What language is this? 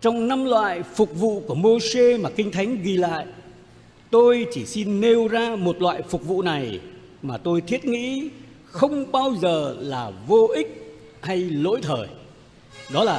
Vietnamese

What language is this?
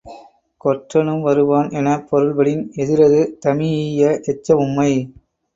Tamil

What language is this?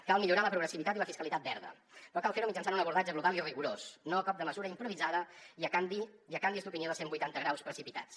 Catalan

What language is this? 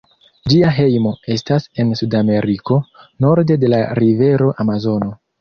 Esperanto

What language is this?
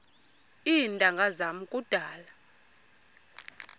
Xhosa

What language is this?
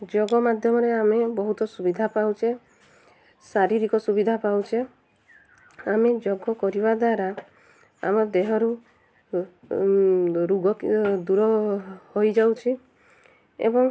Odia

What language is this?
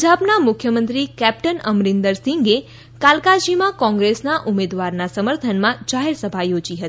Gujarati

